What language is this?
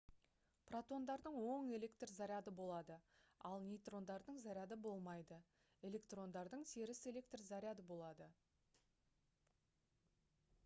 Kazakh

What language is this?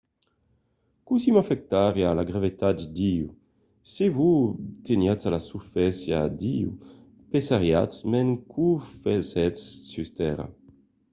Occitan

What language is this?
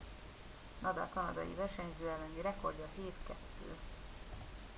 Hungarian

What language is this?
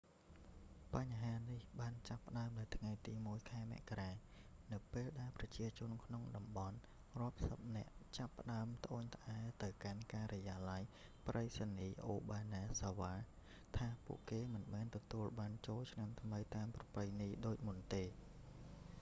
Khmer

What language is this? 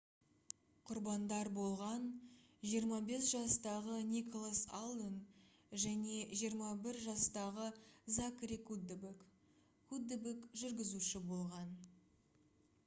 Kazakh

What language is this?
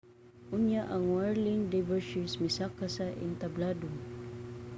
Cebuano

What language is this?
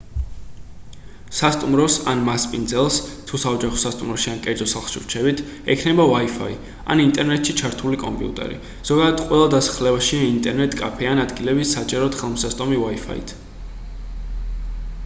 Georgian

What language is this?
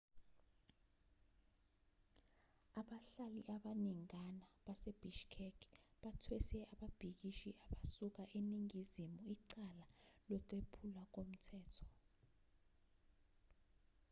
Zulu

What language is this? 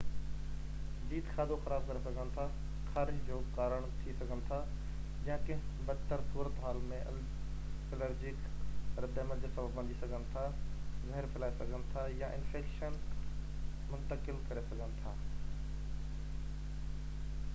Sindhi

